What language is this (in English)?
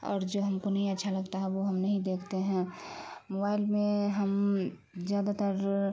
Urdu